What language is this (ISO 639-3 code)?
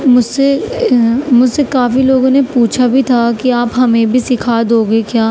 urd